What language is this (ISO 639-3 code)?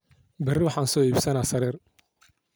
som